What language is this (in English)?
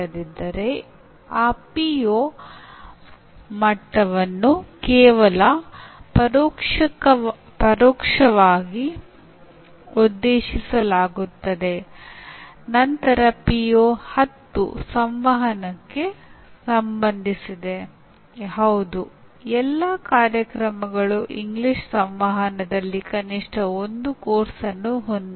Kannada